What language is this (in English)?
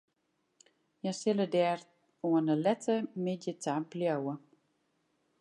Western Frisian